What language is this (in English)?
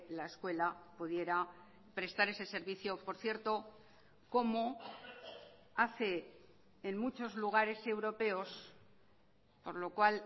Spanish